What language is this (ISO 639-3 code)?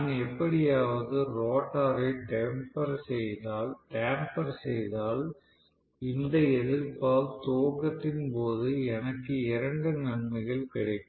tam